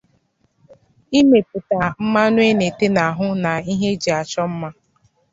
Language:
Igbo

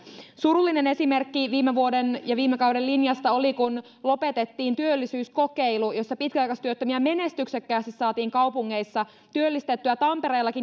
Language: Finnish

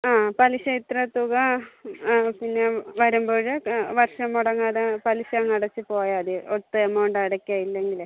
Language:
Malayalam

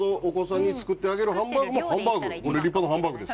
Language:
Japanese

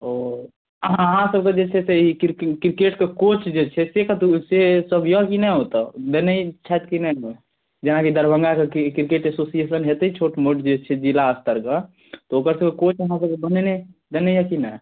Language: Maithili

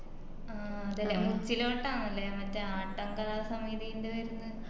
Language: Malayalam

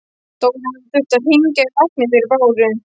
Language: Icelandic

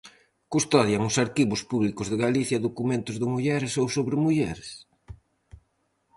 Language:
Galician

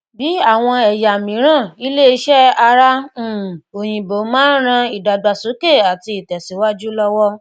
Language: Yoruba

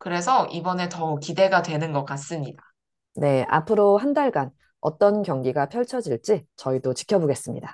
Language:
Korean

